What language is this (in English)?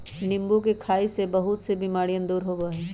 Magahi